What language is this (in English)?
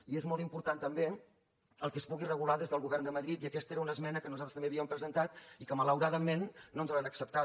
Catalan